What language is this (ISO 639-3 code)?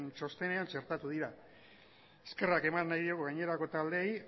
eus